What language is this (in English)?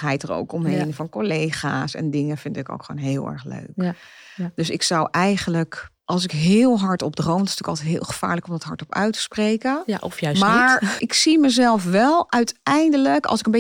Dutch